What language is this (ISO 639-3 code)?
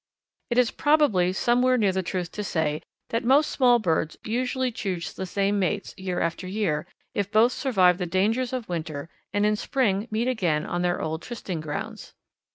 eng